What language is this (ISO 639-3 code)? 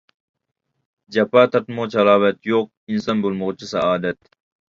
uig